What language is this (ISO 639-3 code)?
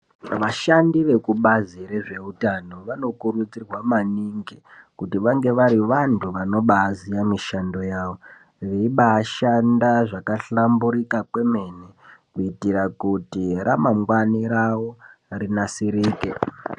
ndc